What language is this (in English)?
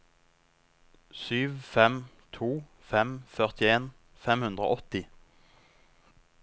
Norwegian